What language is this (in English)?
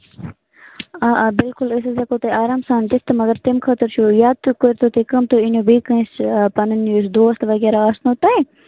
Kashmiri